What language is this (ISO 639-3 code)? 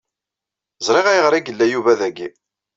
kab